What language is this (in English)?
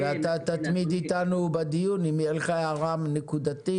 Hebrew